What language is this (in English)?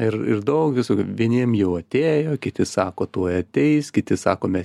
Lithuanian